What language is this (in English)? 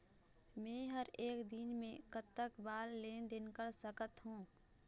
Chhattisgarhi